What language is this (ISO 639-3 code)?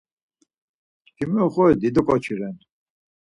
lzz